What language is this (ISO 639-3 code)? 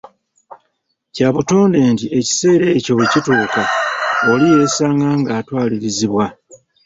lug